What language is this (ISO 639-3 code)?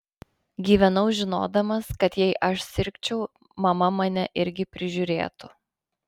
lit